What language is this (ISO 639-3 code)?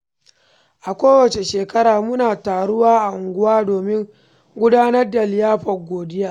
hau